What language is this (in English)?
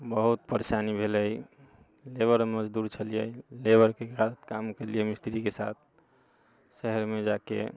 Maithili